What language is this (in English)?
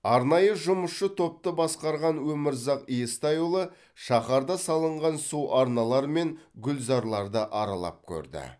Kazakh